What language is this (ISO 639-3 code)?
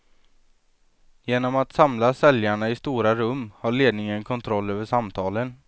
swe